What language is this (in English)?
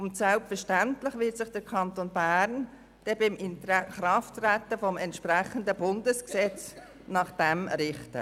Swiss German